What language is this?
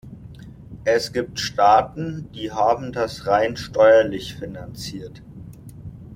German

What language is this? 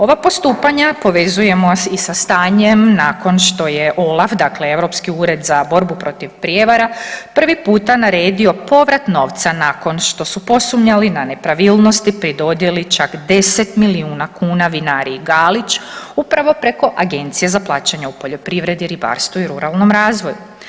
Croatian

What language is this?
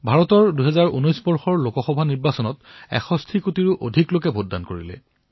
Assamese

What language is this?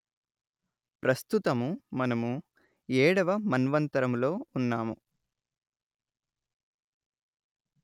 Telugu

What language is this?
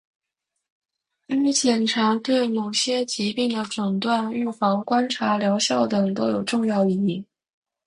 Chinese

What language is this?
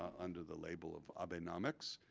English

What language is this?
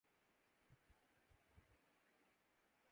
Urdu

